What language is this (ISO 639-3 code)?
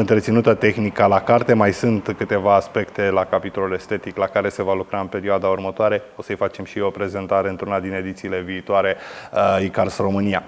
ron